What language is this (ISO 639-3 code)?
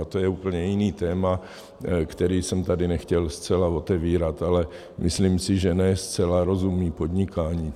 ces